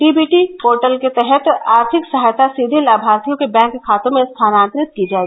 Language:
Hindi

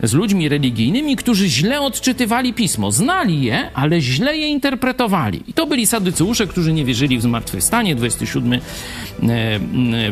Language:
Polish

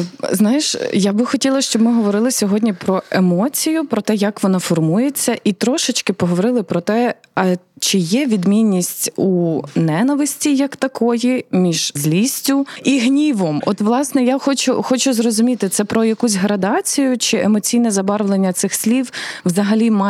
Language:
Ukrainian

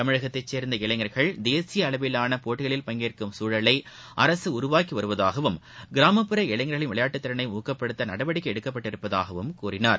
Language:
Tamil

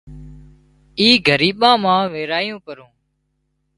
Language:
Wadiyara Koli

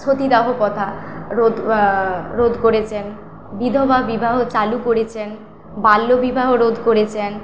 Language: Bangla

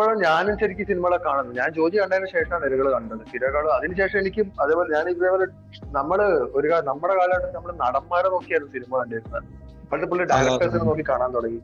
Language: Malayalam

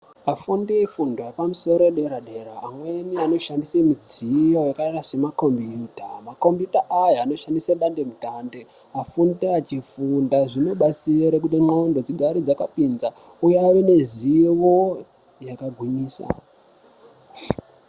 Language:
Ndau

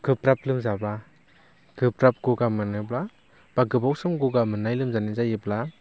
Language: Bodo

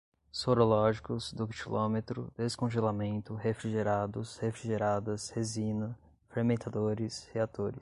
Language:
Portuguese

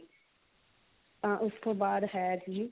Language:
Punjabi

